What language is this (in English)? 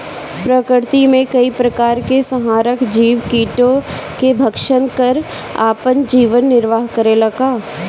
Bhojpuri